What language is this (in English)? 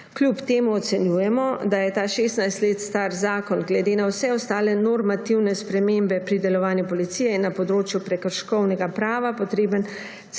Slovenian